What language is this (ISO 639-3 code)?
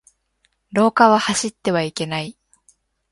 jpn